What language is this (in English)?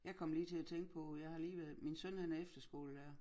Danish